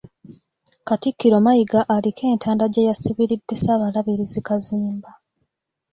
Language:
Ganda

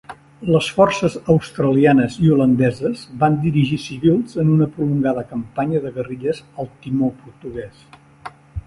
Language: Catalan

